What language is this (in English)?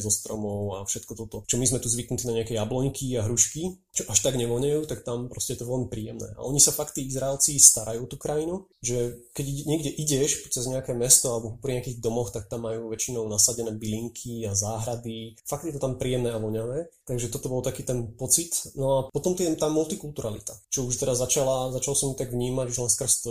Slovak